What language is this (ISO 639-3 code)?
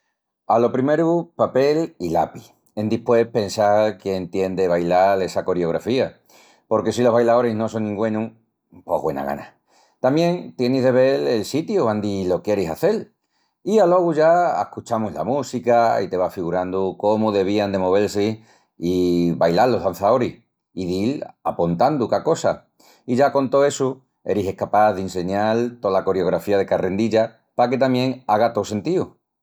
ext